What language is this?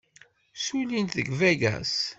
Kabyle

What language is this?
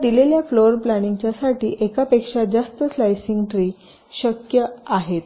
Marathi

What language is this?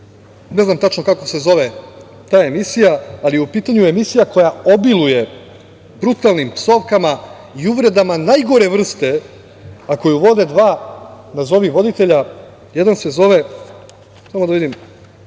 Serbian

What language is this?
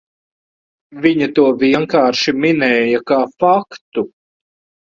Latvian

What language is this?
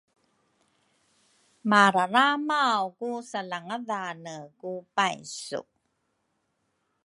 Rukai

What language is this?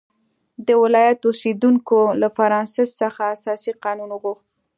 Pashto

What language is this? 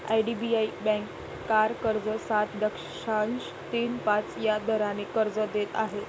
Marathi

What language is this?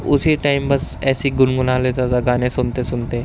Urdu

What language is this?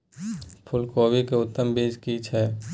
Maithili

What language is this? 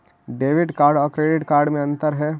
Magahi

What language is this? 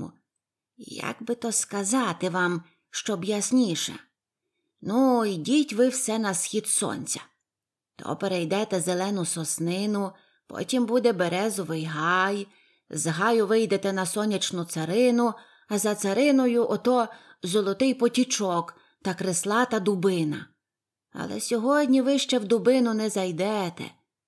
Ukrainian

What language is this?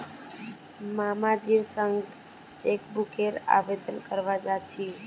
Magahi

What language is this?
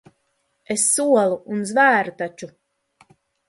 Latvian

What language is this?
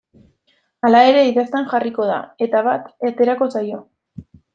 Basque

